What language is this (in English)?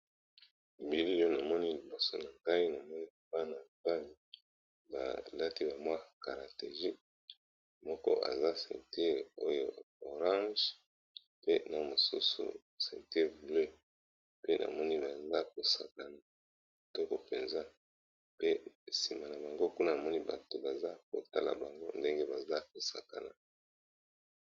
Lingala